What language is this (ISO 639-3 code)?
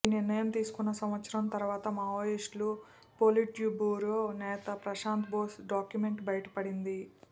tel